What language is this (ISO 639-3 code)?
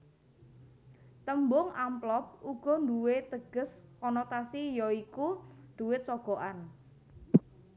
jav